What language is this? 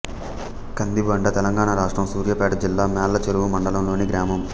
Telugu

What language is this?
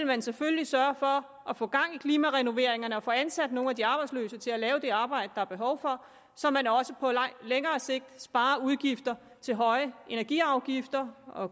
Danish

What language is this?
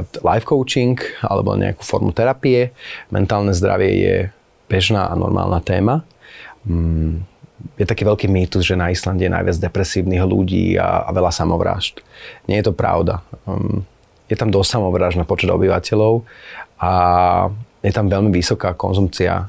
Slovak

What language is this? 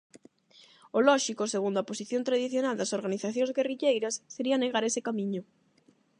Galician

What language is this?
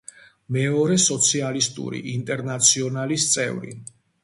Georgian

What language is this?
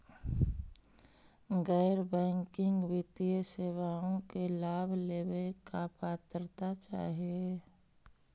Magahi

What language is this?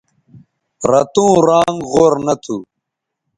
Bateri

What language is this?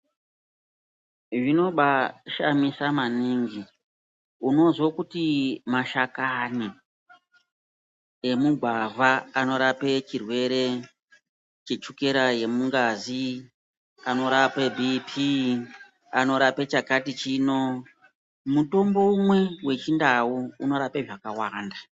Ndau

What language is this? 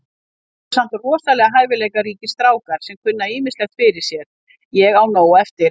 Icelandic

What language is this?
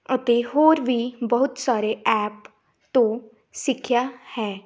Punjabi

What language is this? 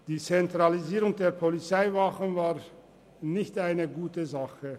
Swiss German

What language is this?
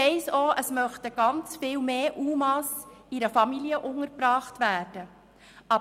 Swiss German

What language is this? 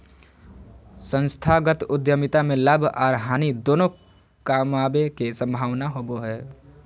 Magahi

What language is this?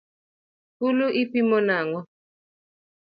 Luo (Kenya and Tanzania)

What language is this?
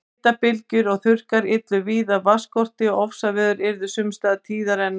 Icelandic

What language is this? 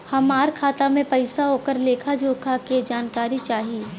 Bhojpuri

